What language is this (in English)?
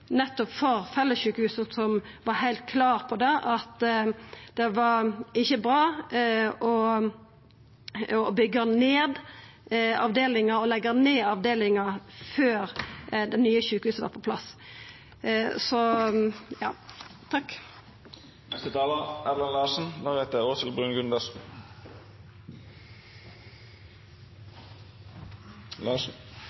Norwegian Nynorsk